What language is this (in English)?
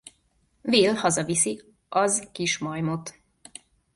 Hungarian